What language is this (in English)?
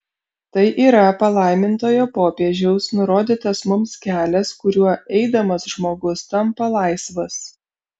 Lithuanian